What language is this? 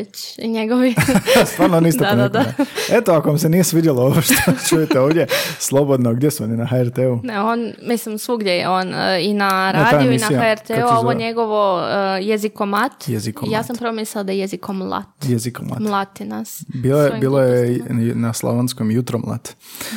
Croatian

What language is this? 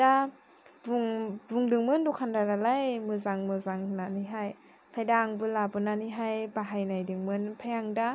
Bodo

